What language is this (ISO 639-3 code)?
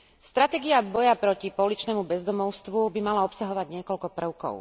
slk